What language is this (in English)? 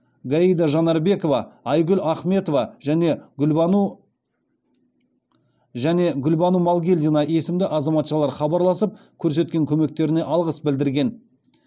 Kazakh